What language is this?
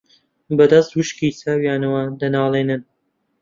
Central Kurdish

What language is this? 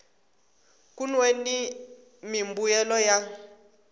Tsonga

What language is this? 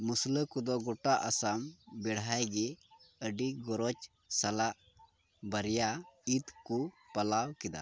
Santali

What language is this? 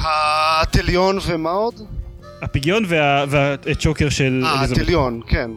Hebrew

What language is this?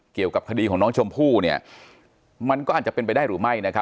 Thai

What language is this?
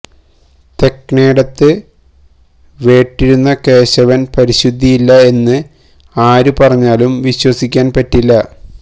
Malayalam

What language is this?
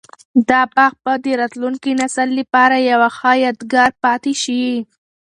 Pashto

